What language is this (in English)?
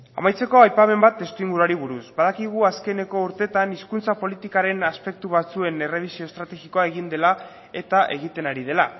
Basque